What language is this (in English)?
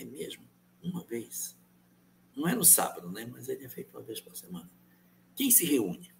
Portuguese